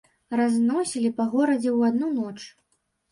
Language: Belarusian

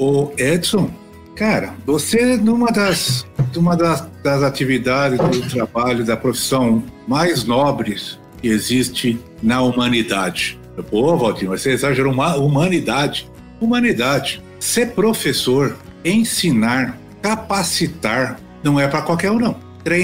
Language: Portuguese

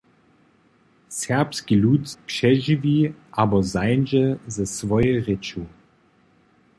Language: Upper Sorbian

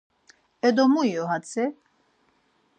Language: Laz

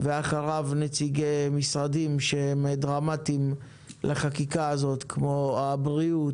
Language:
Hebrew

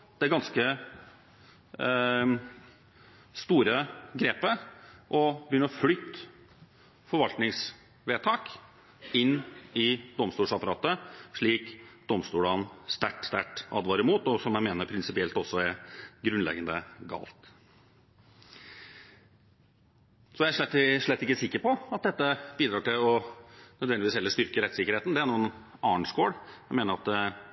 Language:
Norwegian Bokmål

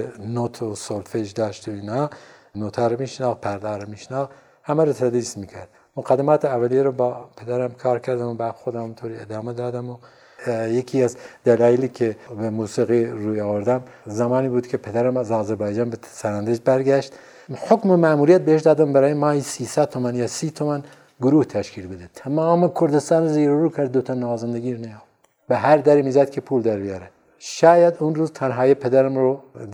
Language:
Persian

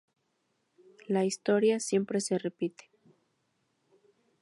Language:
Spanish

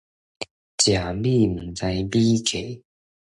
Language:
Min Nan Chinese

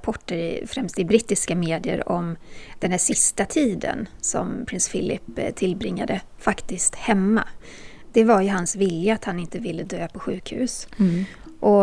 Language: Swedish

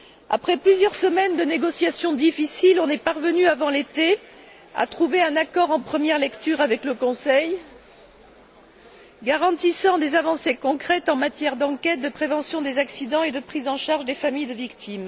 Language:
French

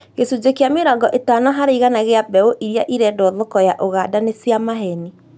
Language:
Kikuyu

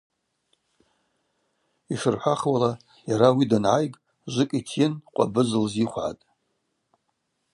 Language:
Abaza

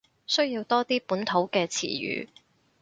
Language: Cantonese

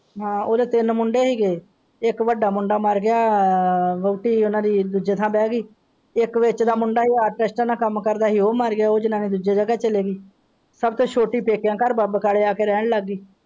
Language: Punjabi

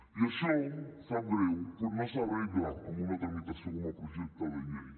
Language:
Catalan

